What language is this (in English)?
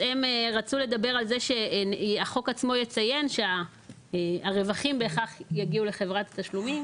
Hebrew